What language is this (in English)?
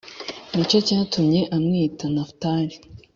Kinyarwanda